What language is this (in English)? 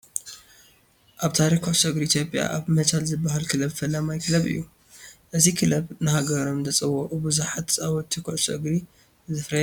Tigrinya